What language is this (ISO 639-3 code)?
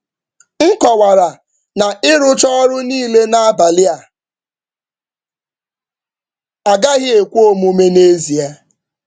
ibo